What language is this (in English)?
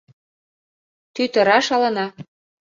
Mari